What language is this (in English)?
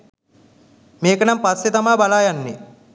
Sinhala